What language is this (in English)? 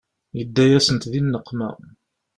Kabyle